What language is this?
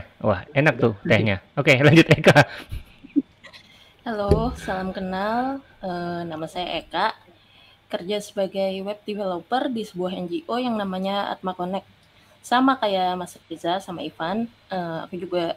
Indonesian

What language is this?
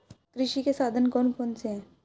Hindi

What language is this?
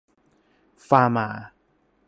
Thai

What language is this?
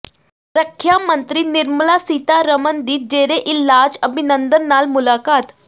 Punjabi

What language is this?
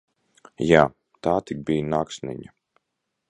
Latvian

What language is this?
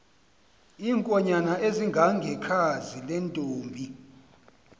Xhosa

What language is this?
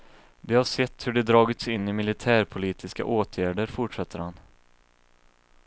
Swedish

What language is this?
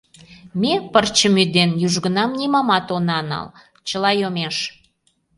Mari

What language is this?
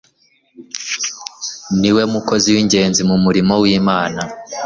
Kinyarwanda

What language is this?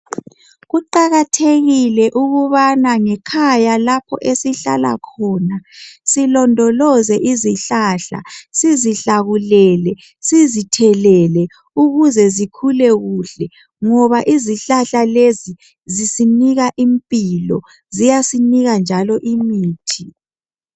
North Ndebele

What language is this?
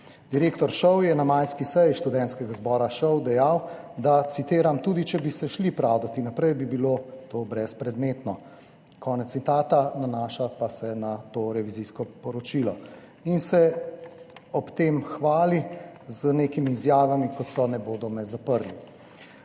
Slovenian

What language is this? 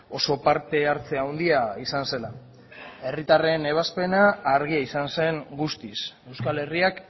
Basque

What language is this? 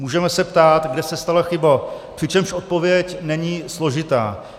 Czech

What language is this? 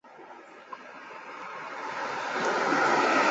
Chinese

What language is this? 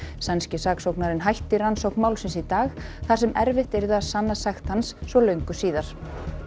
Icelandic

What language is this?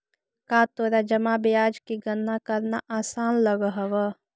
Magahi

